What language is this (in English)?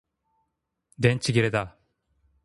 Japanese